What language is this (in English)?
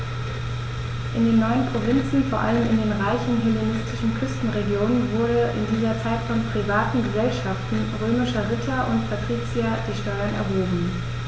German